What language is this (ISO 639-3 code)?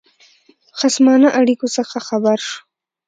pus